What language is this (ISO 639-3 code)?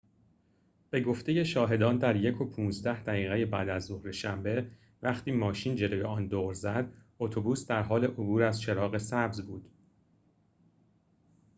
fas